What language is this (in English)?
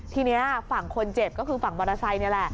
Thai